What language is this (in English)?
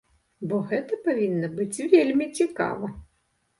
Belarusian